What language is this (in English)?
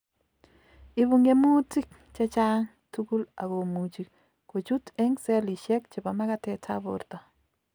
Kalenjin